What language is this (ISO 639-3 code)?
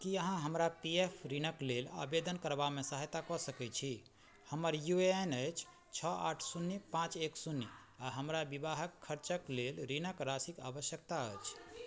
mai